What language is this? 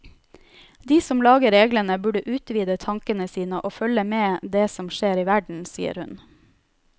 Norwegian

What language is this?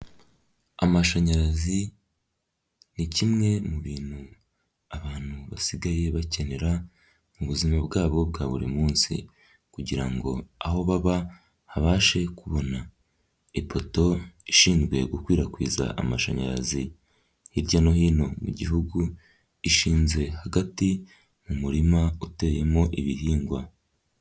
Kinyarwanda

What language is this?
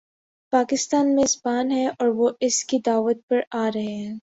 Urdu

